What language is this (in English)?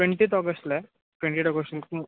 Marathi